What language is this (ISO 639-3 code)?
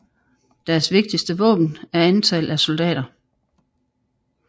dan